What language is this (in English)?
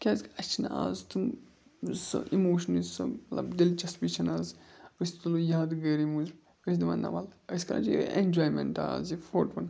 Kashmiri